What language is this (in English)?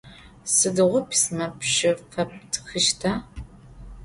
Adyghe